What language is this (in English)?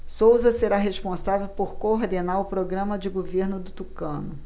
Portuguese